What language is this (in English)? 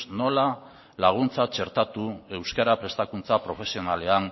Basque